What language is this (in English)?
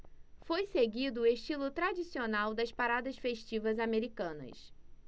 Portuguese